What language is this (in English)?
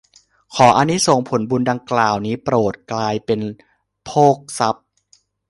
Thai